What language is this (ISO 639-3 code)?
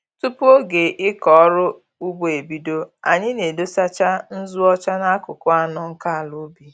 ibo